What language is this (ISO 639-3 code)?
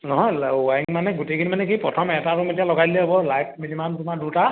asm